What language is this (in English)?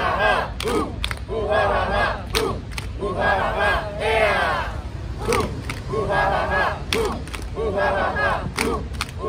Indonesian